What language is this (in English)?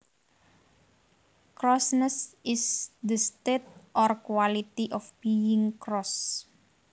Javanese